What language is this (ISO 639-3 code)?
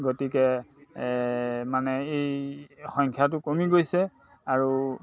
asm